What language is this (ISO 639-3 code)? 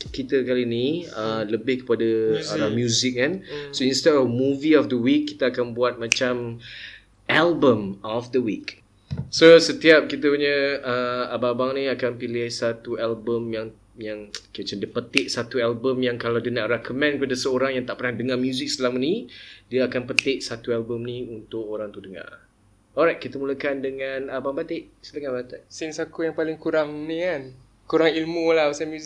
msa